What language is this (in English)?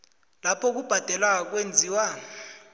South Ndebele